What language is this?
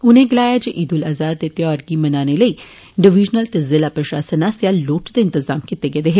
Dogri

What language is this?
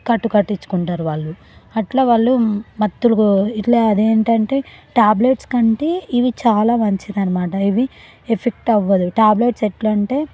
Telugu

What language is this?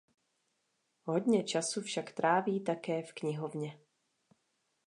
Czech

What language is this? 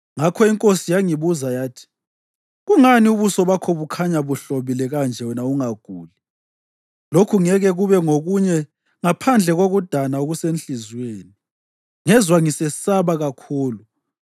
North Ndebele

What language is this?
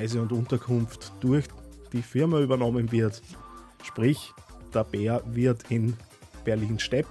German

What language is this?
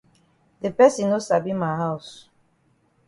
Cameroon Pidgin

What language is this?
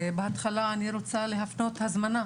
Hebrew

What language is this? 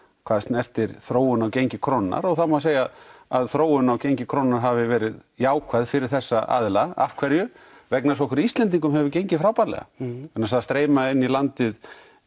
Icelandic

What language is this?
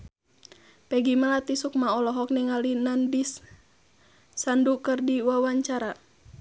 Sundanese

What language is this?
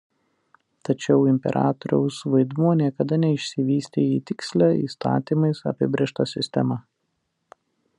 Lithuanian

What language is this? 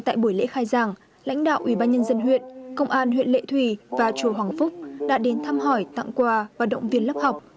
Vietnamese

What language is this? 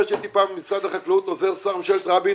Hebrew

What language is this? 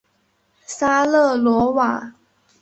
Chinese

